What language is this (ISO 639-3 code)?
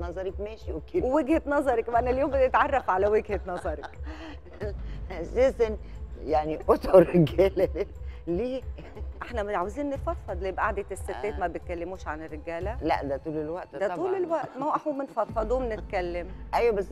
ara